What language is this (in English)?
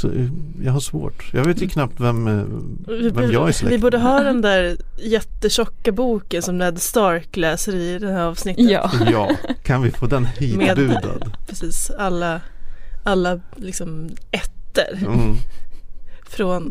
Swedish